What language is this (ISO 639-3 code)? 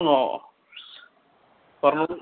mal